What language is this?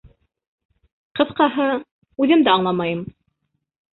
Bashkir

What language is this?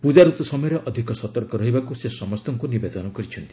Odia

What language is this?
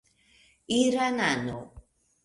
Esperanto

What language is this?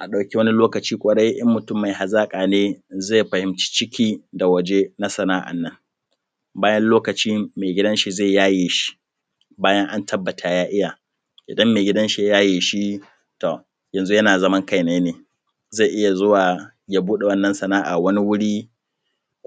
Hausa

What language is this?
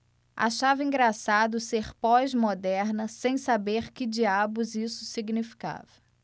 Portuguese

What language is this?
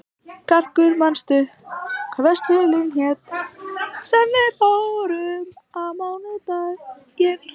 Icelandic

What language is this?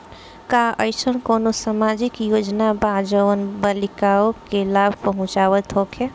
Bhojpuri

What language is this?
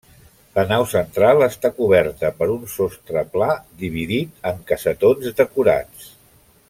Catalan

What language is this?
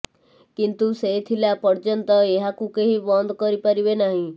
Odia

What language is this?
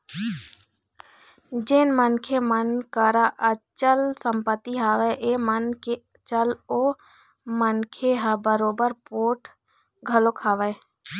Chhattisgarhi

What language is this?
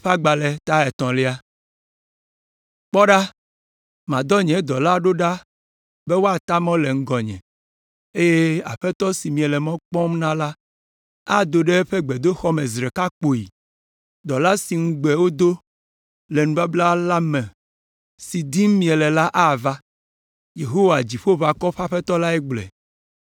Ewe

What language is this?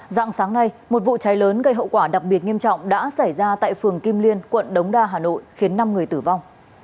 Vietnamese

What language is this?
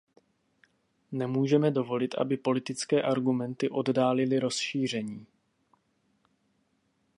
Czech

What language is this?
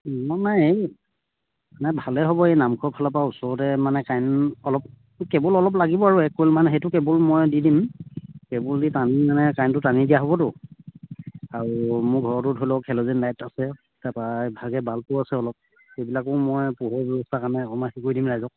Assamese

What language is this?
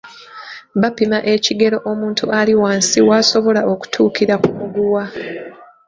Ganda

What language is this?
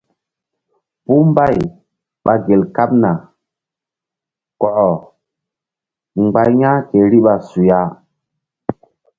Mbum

